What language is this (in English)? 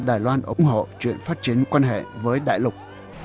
Vietnamese